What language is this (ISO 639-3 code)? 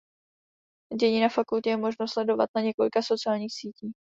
ces